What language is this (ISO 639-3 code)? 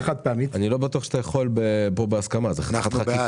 heb